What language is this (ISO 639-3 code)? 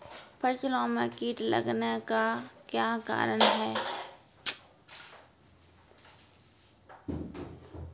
mai